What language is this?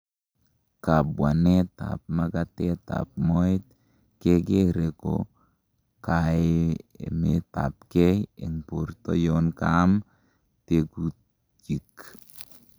Kalenjin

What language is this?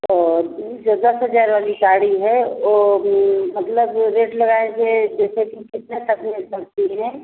Hindi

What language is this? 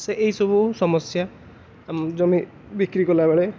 Odia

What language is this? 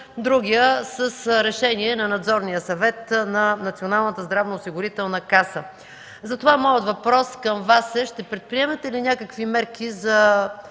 Bulgarian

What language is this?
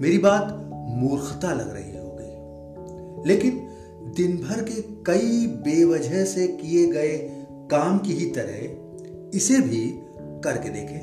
Hindi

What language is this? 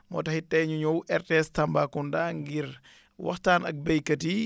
Wolof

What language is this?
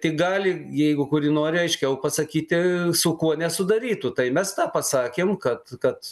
Lithuanian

